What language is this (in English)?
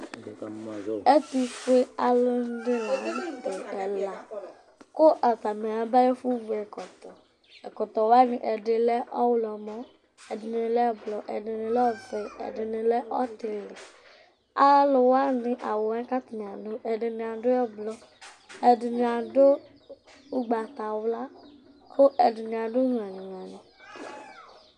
Ikposo